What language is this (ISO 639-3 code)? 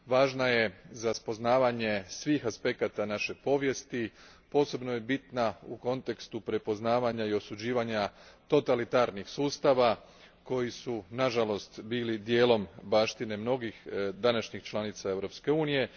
hrv